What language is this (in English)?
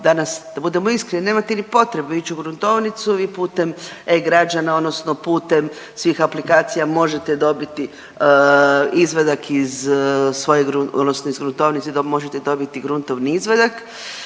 Croatian